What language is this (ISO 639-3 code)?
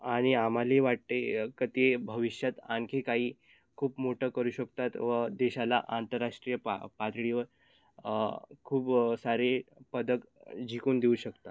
mar